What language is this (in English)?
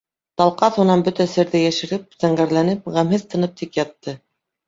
Bashkir